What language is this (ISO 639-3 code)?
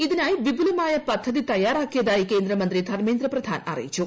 mal